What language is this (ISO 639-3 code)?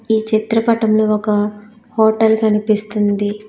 tel